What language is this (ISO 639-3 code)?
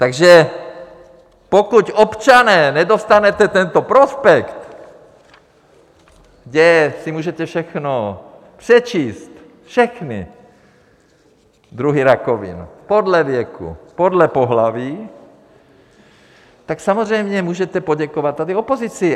ces